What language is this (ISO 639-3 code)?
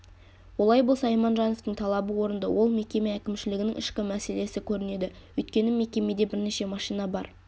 kaz